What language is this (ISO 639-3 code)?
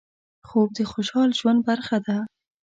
pus